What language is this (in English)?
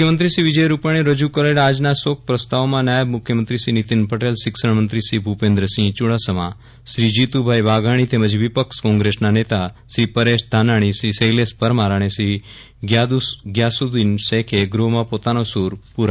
Gujarati